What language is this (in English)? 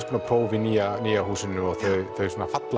Icelandic